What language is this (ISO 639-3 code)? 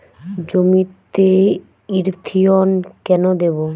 ben